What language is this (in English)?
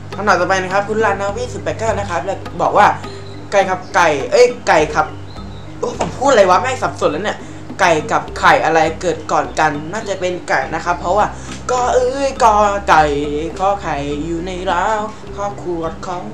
Thai